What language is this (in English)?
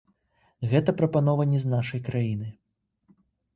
Belarusian